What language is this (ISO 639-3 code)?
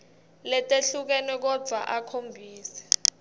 ssw